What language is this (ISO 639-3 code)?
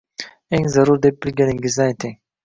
uzb